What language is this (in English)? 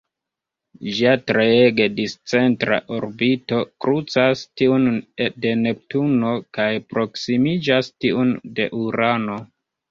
Esperanto